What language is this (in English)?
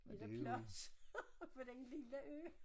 Danish